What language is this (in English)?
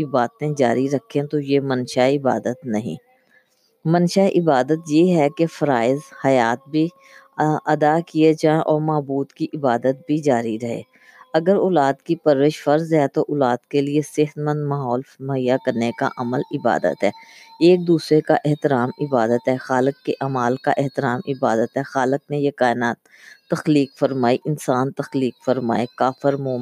Urdu